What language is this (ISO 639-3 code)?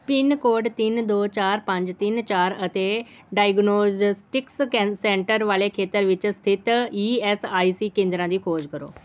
pan